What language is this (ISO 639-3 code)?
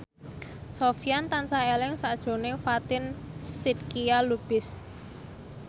jav